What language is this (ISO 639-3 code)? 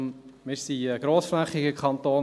gsw